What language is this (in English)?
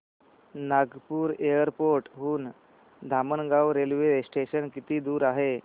Marathi